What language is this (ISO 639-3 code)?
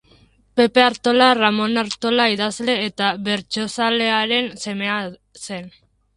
eus